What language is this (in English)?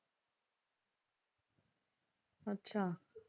Punjabi